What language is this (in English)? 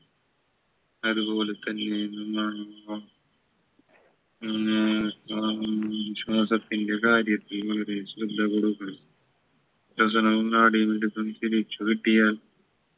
Malayalam